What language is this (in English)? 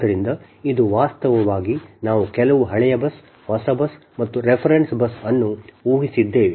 Kannada